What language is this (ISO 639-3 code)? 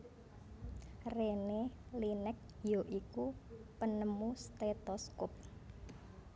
jav